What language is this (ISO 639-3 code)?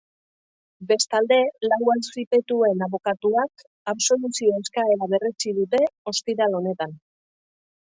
eus